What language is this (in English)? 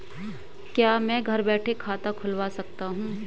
Hindi